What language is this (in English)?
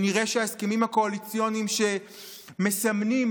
Hebrew